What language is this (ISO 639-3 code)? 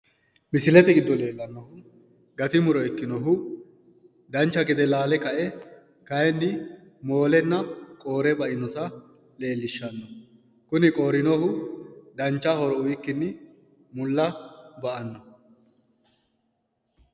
sid